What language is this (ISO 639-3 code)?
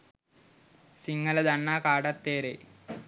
sin